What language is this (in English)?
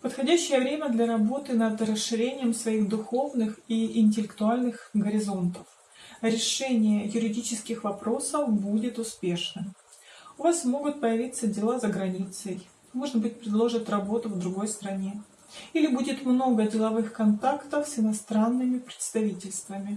Russian